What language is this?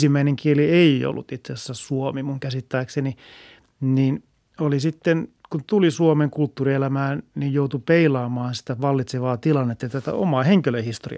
Finnish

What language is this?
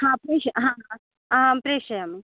Sanskrit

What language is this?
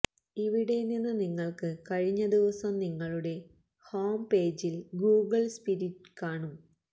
Malayalam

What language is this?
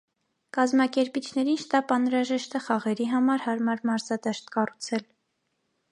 Armenian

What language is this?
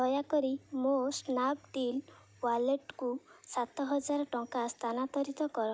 Odia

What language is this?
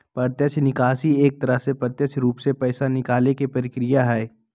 Magahi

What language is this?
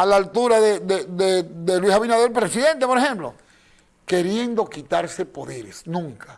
Spanish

